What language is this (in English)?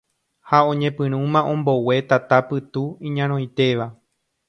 Guarani